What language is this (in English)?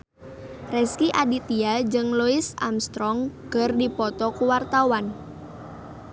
Sundanese